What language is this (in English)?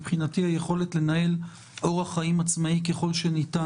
Hebrew